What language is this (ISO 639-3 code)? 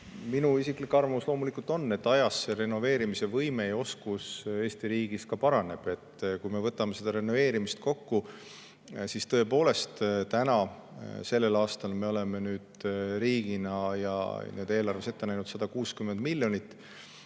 est